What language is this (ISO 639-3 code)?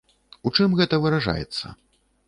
bel